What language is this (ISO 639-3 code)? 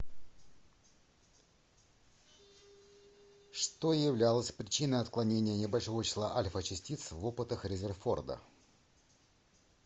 rus